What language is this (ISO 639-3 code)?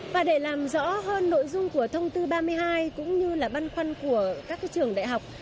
vie